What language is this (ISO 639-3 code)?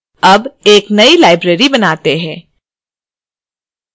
hin